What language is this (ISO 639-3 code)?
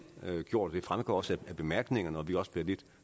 dan